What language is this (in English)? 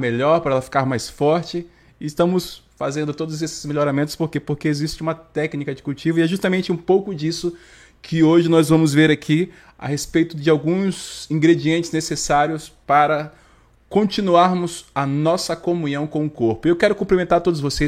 Portuguese